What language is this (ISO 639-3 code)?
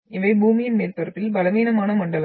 tam